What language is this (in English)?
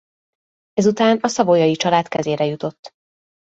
Hungarian